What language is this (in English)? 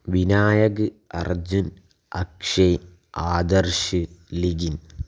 Malayalam